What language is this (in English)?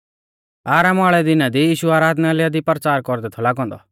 Mahasu Pahari